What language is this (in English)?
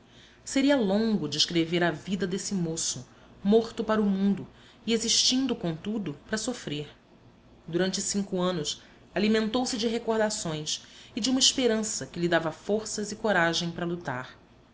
Portuguese